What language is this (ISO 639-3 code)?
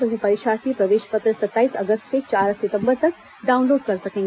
hin